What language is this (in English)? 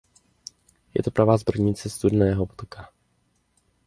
Czech